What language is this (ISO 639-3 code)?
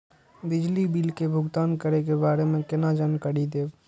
mai